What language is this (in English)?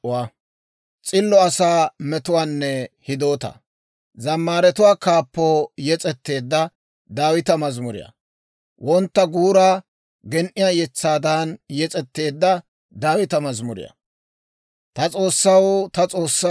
Dawro